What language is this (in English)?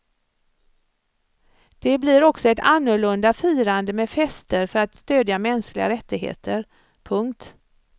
Swedish